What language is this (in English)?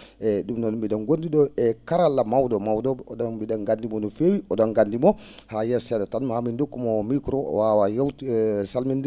Fula